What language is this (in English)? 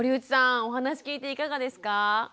Japanese